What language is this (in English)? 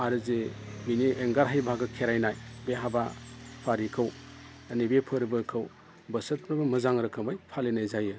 Bodo